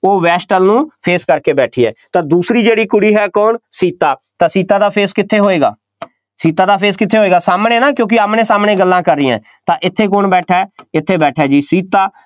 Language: Punjabi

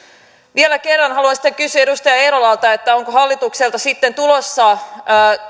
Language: Finnish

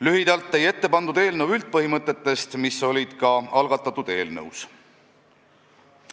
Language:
Estonian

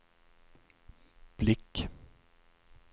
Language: Swedish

